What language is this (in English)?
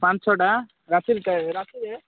Odia